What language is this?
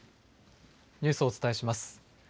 Japanese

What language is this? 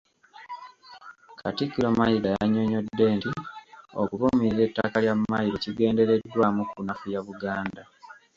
Ganda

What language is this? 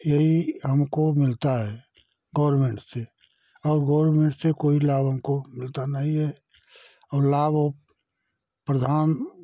Hindi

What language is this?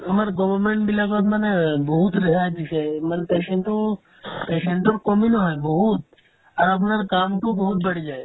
Assamese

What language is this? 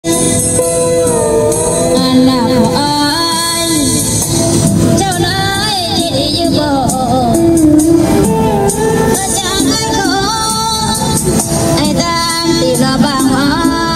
Thai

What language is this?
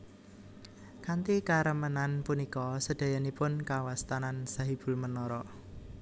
Javanese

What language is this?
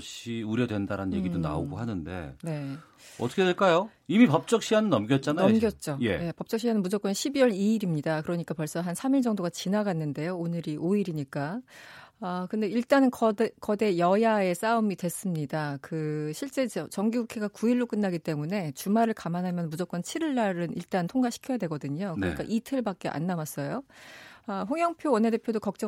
Korean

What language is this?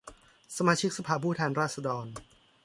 Thai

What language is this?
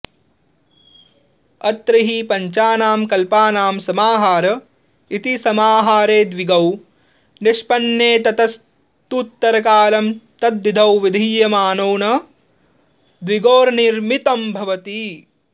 Sanskrit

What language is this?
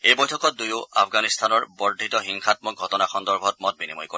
Assamese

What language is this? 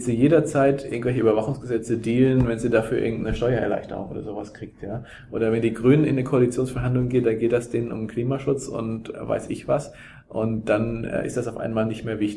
German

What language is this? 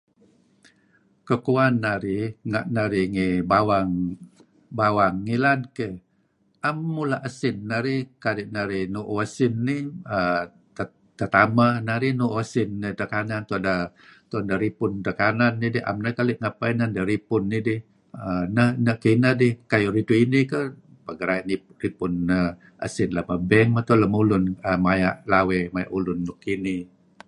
Kelabit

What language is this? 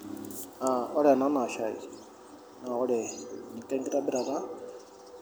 Masai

